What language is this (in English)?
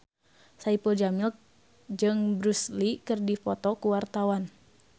Sundanese